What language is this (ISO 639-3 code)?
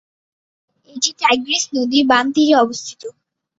ben